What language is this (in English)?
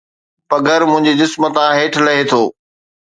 Sindhi